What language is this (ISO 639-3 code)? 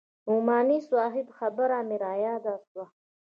pus